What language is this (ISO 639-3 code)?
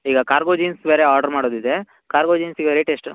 kan